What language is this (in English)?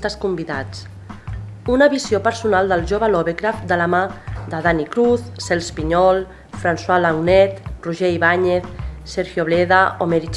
Catalan